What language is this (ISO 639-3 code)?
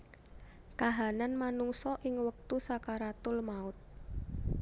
jav